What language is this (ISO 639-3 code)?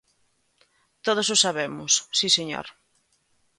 glg